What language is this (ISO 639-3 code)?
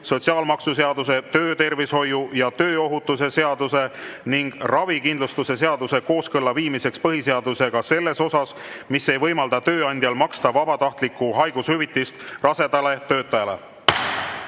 est